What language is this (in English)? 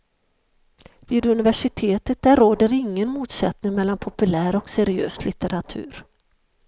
Swedish